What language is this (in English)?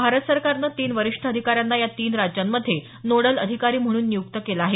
Marathi